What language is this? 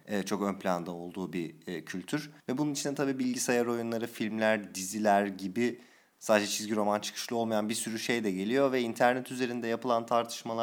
Turkish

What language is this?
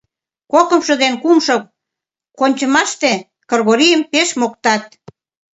Mari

